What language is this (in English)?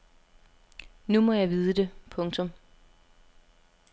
Danish